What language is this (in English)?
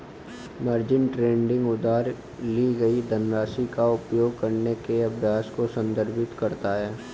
Hindi